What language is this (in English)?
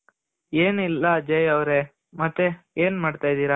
Kannada